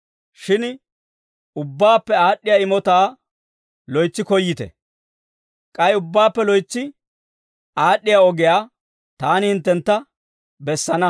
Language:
Dawro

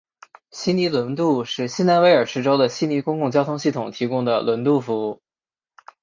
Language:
Chinese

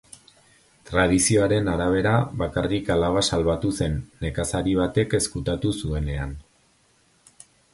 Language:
Basque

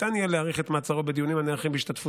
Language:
Hebrew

